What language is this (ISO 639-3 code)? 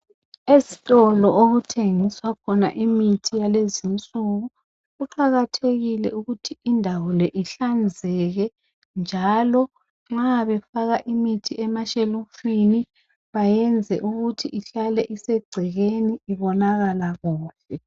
nde